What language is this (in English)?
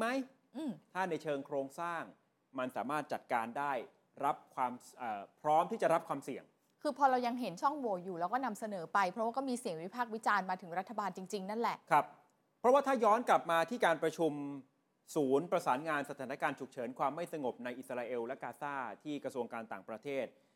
Thai